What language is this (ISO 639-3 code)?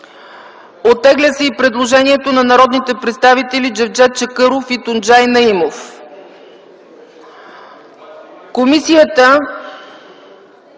bul